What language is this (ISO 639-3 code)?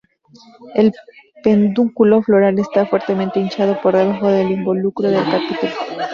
spa